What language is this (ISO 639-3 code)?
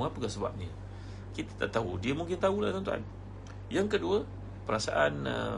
msa